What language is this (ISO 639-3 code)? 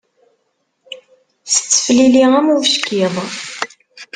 kab